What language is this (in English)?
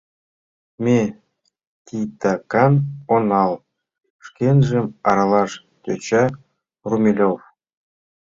Mari